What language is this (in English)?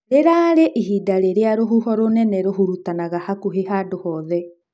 Kikuyu